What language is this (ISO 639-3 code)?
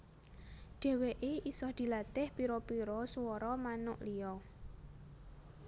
jav